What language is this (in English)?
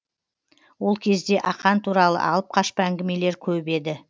Kazakh